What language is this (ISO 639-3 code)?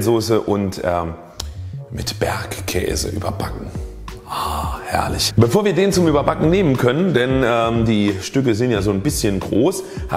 deu